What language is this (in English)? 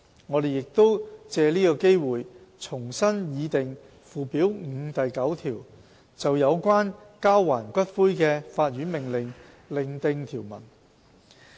Cantonese